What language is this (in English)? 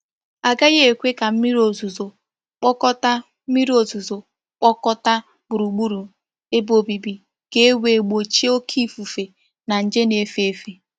Igbo